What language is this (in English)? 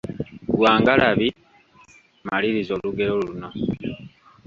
Ganda